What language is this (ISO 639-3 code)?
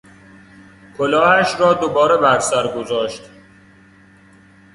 fas